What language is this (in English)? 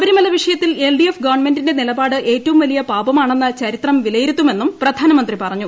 Malayalam